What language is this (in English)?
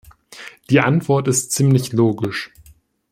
German